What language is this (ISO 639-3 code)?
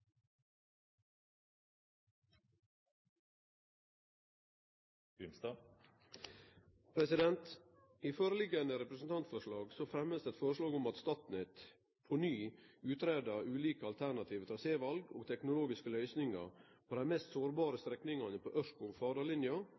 nor